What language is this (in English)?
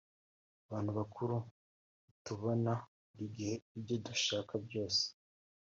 Kinyarwanda